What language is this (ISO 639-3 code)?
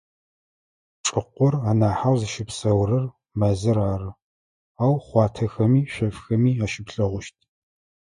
ady